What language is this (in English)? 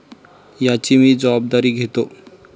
Marathi